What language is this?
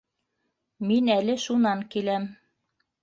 Bashkir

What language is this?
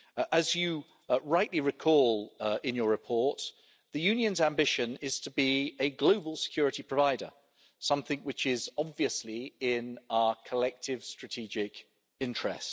English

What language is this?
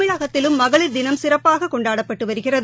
Tamil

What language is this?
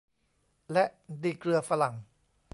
Thai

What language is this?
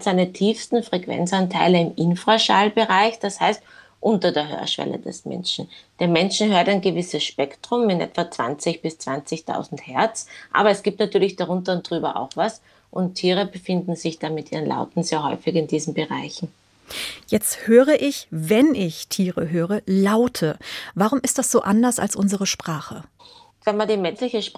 German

